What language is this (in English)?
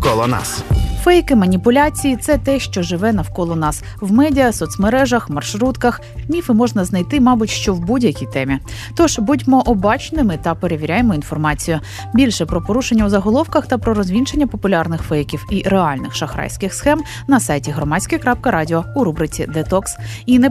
Ukrainian